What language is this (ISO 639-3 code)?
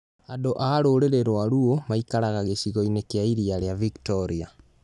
kik